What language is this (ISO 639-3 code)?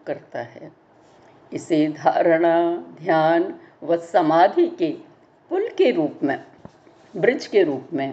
hin